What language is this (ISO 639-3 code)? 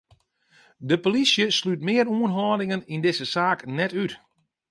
fry